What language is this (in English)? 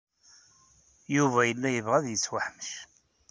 Kabyle